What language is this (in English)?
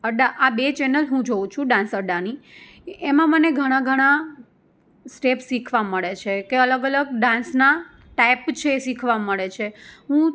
Gujarati